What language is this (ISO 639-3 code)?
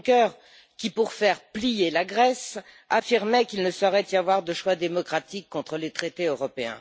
fra